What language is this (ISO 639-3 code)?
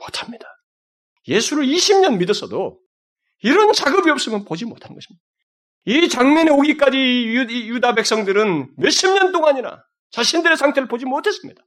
kor